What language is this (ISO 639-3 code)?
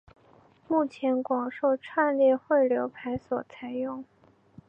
zho